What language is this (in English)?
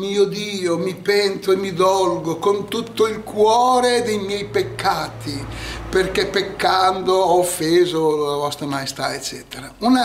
Italian